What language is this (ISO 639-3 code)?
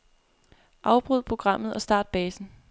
dan